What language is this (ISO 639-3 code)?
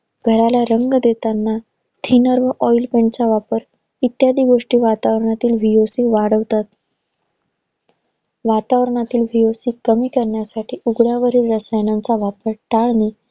mar